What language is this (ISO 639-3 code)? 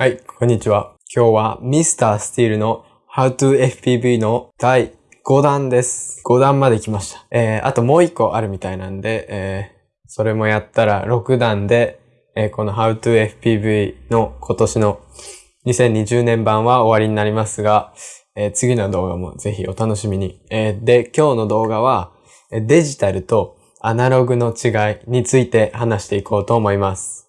jpn